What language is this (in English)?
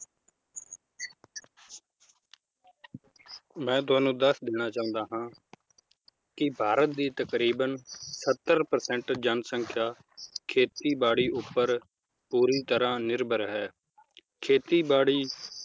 Punjabi